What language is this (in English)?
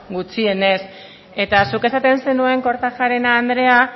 Basque